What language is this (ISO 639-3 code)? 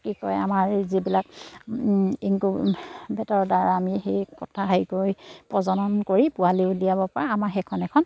asm